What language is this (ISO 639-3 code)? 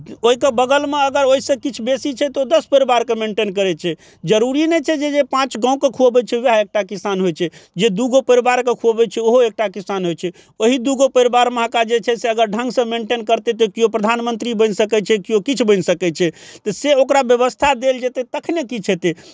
mai